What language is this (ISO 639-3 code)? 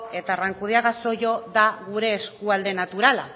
eus